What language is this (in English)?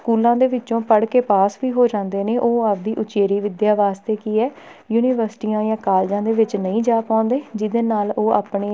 Punjabi